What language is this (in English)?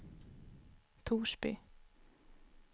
Swedish